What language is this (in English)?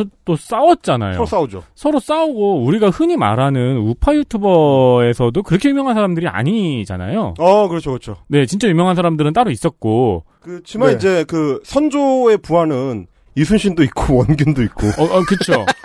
Korean